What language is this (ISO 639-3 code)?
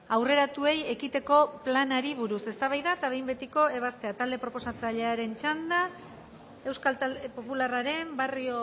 eus